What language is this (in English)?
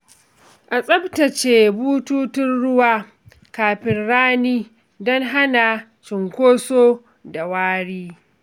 Hausa